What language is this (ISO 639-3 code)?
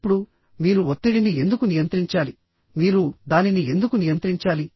tel